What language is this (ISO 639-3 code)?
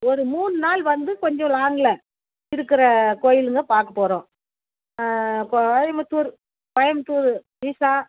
tam